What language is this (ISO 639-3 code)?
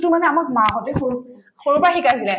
asm